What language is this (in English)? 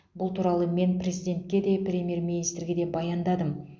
Kazakh